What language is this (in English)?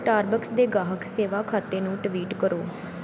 Punjabi